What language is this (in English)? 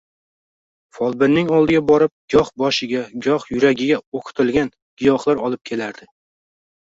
Uzbek